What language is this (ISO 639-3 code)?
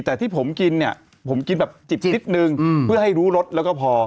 tha